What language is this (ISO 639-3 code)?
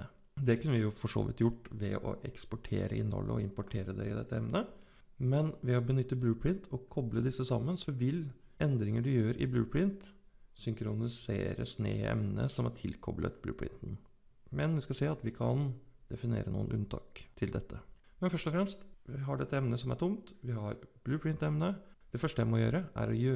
nor